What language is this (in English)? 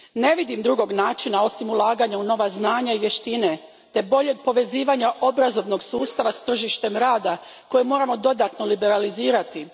Croatian